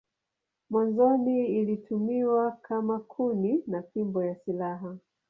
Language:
Swahili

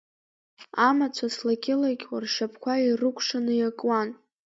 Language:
Abkhazian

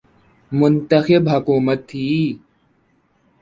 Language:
Urdu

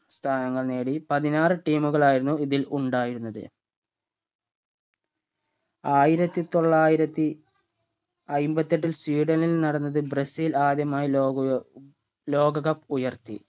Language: Malayalam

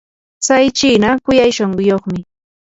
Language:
Yanahuanca Pasco Quechua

